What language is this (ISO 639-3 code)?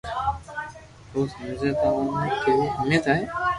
lrk